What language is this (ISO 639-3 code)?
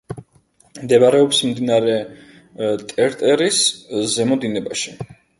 kat